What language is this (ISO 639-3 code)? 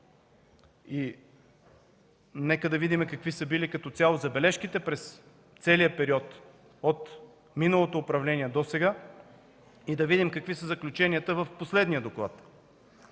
bul